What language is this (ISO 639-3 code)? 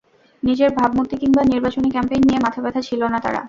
ben